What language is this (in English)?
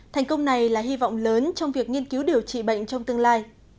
Vietnamese